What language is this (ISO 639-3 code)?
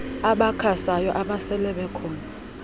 xho